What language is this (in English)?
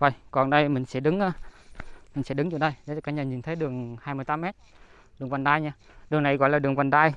Vietnamese